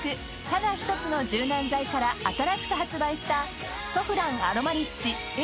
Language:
Japanese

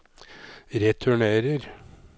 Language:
Norwegian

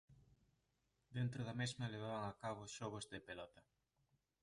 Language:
Galician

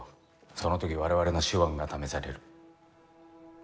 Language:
Japanese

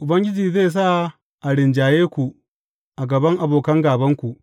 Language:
Hausa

